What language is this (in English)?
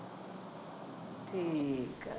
Punjabi